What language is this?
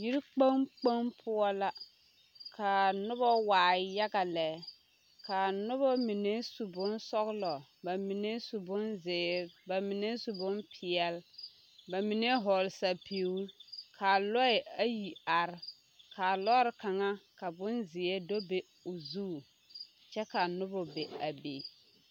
Southern Dagaare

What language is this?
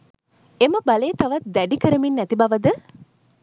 Sinhala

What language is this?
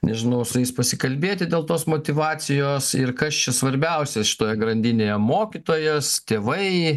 Lithuanian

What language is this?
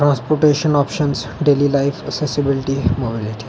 Dogri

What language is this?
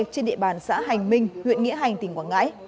Vietnamese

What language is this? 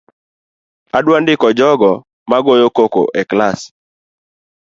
Luo (Kenya and Tanzania)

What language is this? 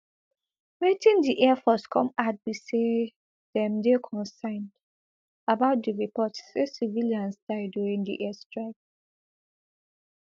Nigerian Pidgin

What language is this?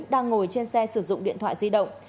Vietnamese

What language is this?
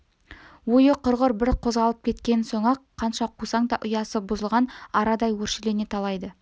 Kazakh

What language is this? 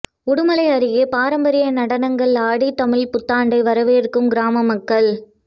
Tamil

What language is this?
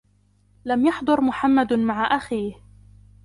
Arabic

